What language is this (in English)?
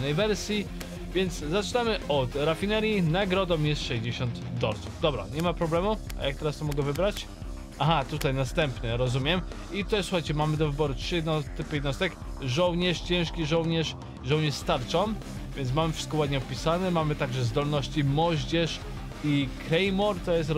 Polish